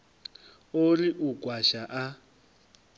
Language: Venda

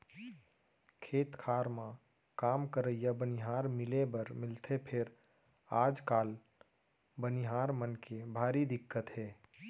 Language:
Chhattisgarhi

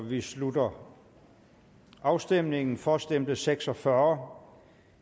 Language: Danish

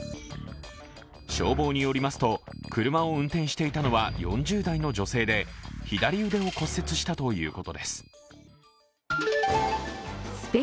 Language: Japanese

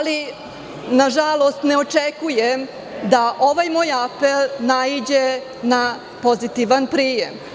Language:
Serbian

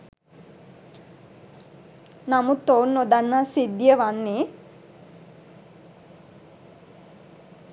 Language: Sinhala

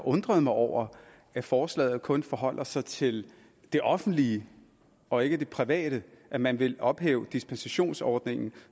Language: Danish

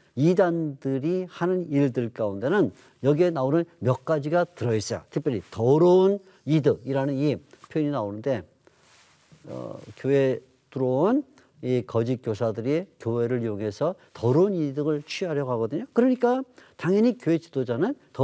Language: Korean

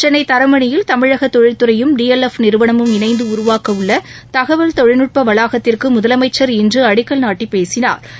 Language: Tamil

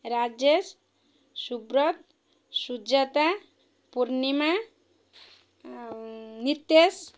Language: Odia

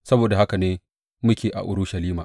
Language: Hausa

